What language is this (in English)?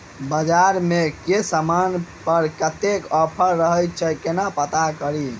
Maithili